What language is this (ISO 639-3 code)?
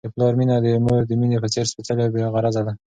pus